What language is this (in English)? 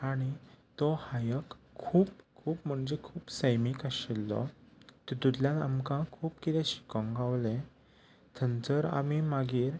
Konkani